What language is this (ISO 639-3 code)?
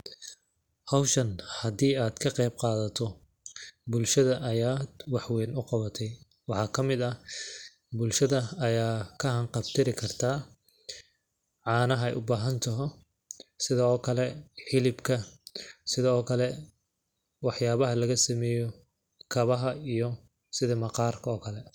som